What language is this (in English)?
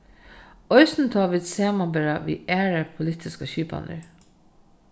Faroese